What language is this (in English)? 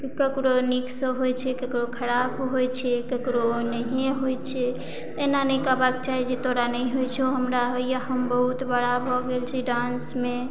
Maithili